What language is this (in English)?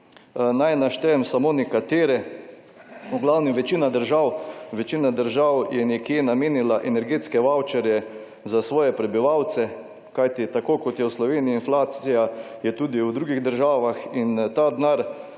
Slovenian